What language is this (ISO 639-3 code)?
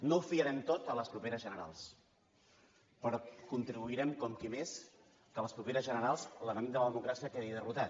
cat